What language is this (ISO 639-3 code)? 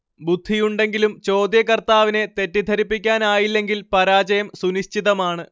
mal